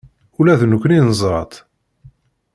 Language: Kabyle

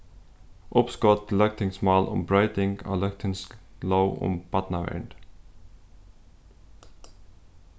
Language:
Faroese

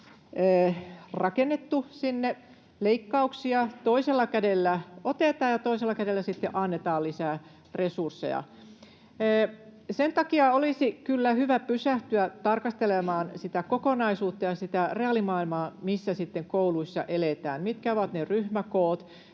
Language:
Finnish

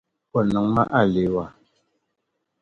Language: Dagbani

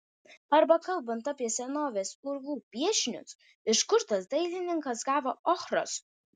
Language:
Lithuanian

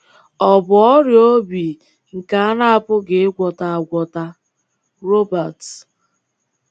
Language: Igbo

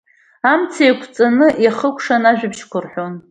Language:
Abkhazian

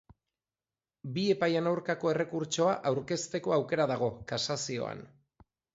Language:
Basque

